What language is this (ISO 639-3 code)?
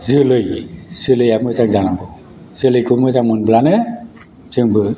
brx